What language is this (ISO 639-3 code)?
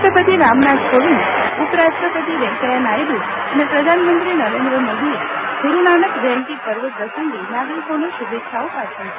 guj